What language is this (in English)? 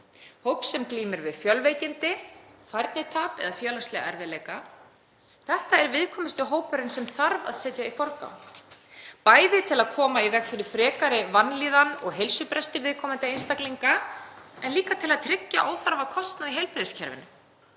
Icelandic